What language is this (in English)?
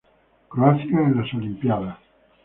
Spanish